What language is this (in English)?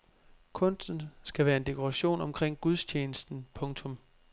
Danish